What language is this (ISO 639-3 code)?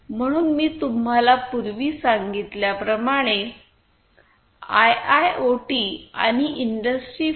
mar